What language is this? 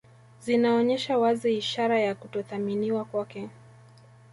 Swahili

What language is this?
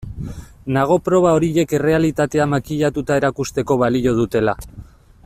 Basque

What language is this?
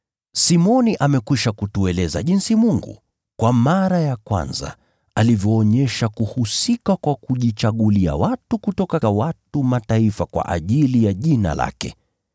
Swahili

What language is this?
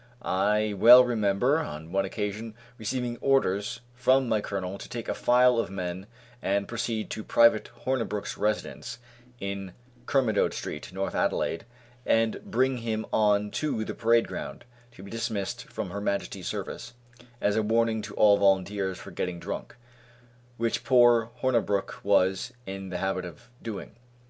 English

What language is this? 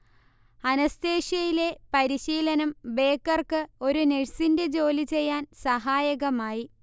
Malayalam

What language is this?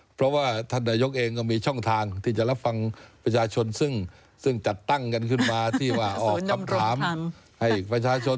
Thai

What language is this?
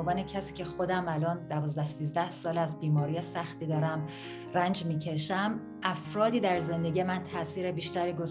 Persian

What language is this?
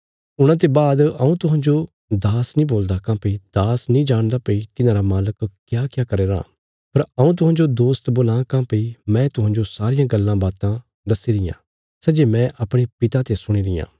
Bilaspuri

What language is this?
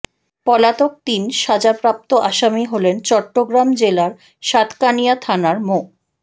Bangla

